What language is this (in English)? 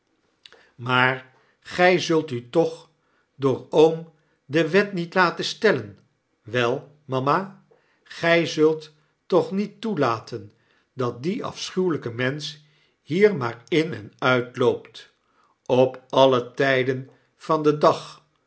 Dutch